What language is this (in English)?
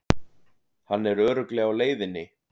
Icelandic